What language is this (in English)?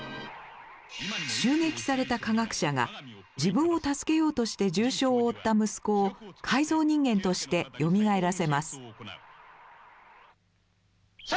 Japanese